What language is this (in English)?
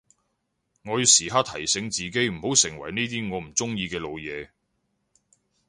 Cantonese